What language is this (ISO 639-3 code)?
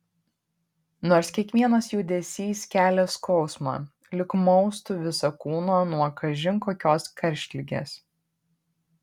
lit